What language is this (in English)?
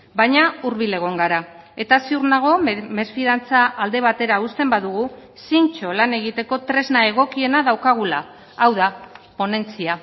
Basque